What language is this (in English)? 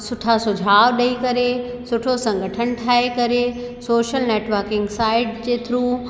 Sindhi